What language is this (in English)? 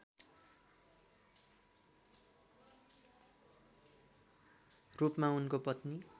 Nepali